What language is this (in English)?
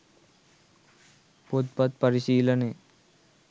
Sinhala